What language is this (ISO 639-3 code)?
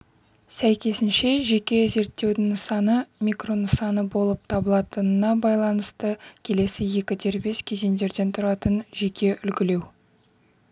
kaz